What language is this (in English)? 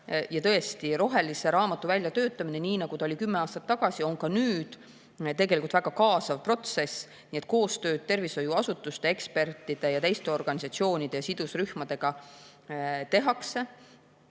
Estonian